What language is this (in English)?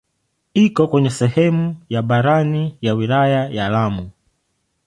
Swahili